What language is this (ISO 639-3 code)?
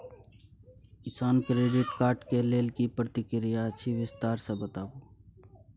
mai